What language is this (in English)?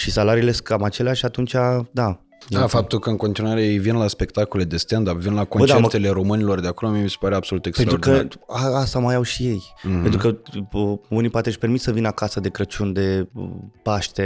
Romanian